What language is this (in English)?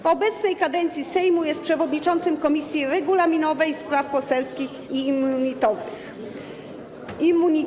Polish